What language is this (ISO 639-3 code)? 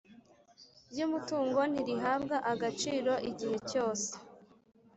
kin